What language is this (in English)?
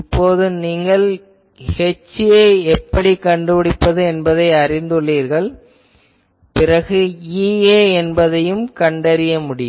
Tamil